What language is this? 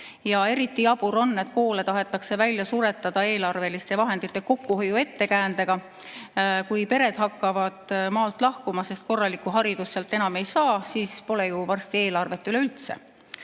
Estonian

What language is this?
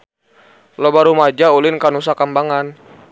Sundanese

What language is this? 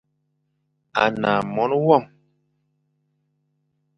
Fang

